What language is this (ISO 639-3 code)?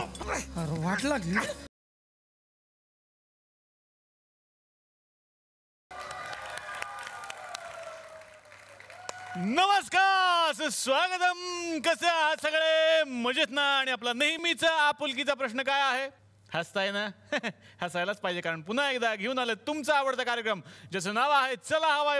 mar